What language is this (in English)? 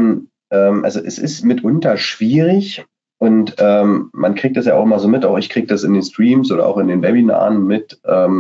German